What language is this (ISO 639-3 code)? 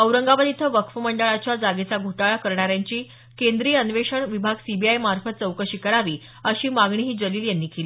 mar